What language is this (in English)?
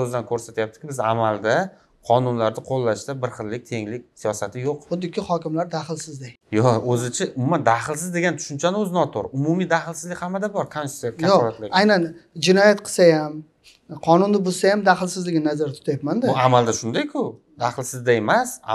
Turkish